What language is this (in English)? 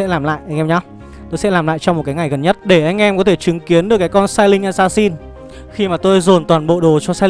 Vietnamese